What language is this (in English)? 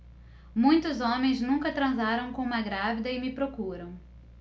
Portuguese